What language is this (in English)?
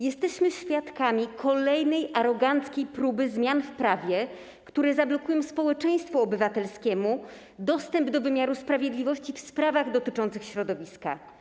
Polish